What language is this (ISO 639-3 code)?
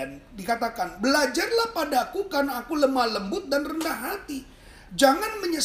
ind